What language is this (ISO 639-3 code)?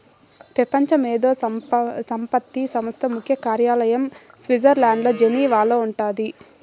tel